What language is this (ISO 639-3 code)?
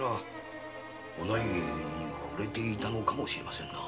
jpn